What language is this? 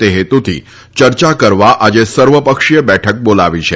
Gujarati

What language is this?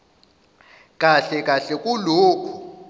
Zulu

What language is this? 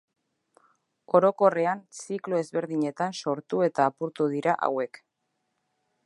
Basque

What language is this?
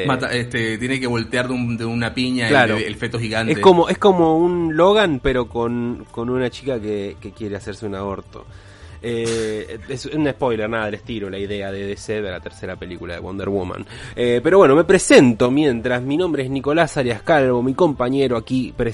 Spanish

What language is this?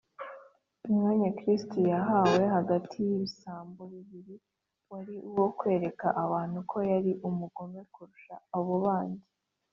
Kinyarwanda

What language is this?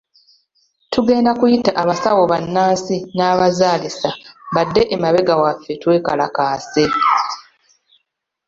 Ganda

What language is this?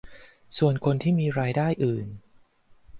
Thai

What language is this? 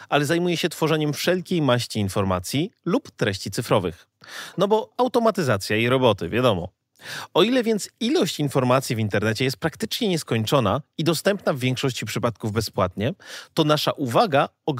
Polish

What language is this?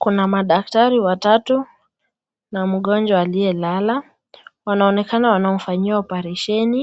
Swahili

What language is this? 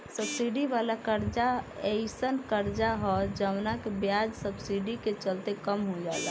Bhojpuri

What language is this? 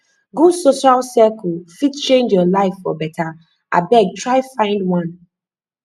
Nigerian Pidgin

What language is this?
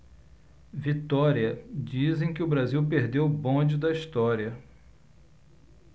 Portuguese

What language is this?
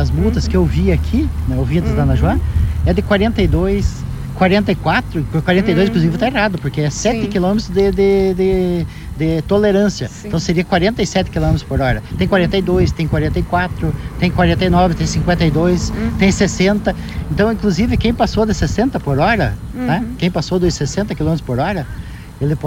Portuguese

